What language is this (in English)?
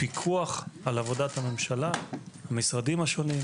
Hebrew